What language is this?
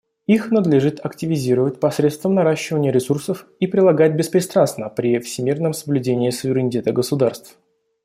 Russian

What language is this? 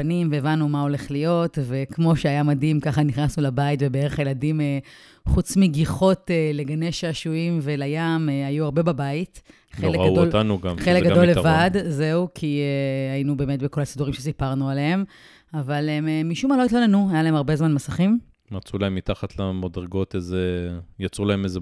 Hebrew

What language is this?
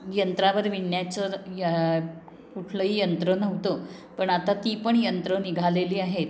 Marathi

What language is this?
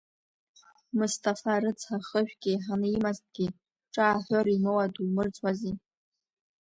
Abkhazian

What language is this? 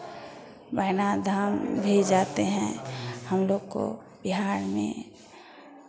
Hindi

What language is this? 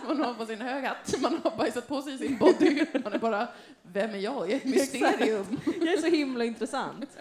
Swedish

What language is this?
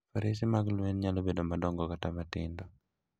Luo (Kenya and Tanzania)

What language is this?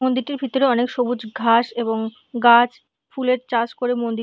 Bangla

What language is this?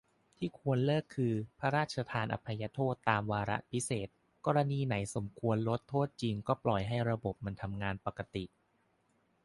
Thai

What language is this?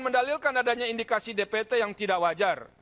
Indonesian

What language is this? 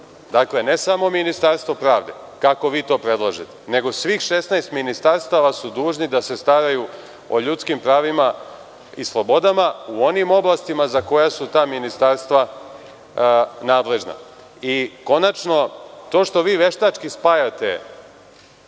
Serbian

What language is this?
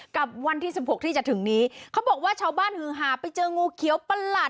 Thai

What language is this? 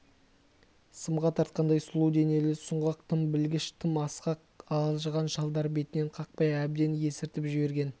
Kazakh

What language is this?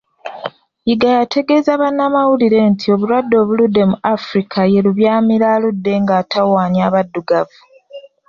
Ganda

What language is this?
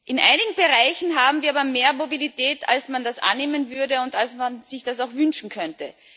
German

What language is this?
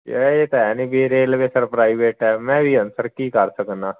Punjabi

